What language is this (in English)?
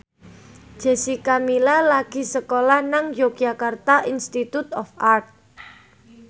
Javanese